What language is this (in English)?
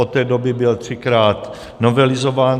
Czech